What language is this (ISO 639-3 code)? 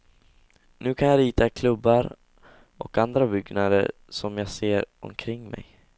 swe